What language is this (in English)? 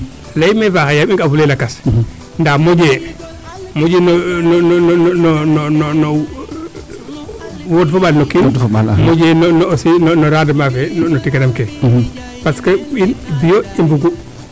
Serer